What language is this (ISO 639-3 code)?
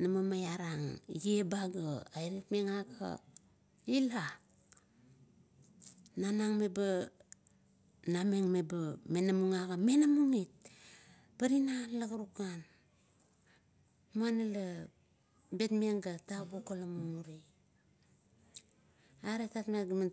kto